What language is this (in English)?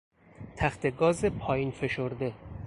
Persian